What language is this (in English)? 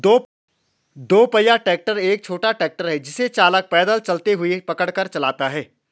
Hindi